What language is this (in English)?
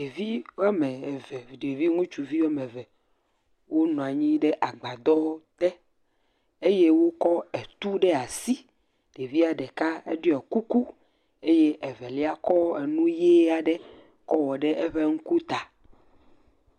Ewe